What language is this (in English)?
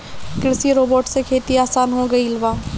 Bhojpuri